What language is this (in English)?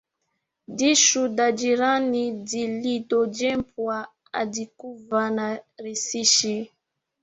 Swahili